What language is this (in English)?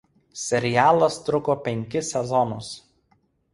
Lithuanian